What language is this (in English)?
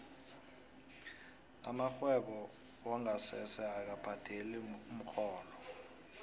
South Ndebele